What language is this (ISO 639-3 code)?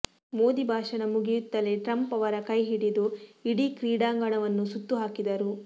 kan